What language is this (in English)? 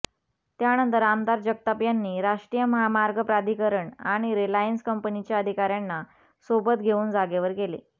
Marathi